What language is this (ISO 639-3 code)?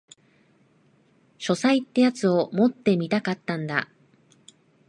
jpn